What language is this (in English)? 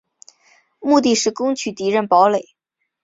Chinese